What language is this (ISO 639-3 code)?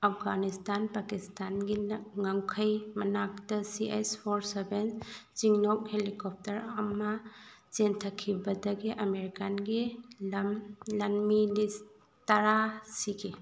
mni